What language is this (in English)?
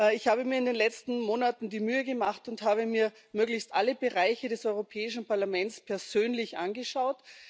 German